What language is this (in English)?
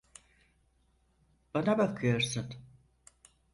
Turkish